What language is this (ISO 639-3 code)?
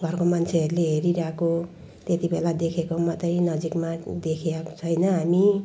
nep